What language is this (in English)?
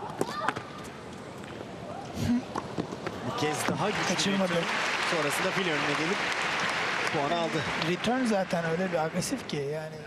Turkish